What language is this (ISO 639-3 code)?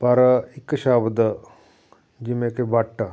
pan